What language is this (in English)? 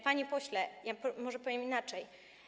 Polish